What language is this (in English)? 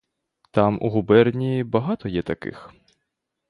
Ukrainian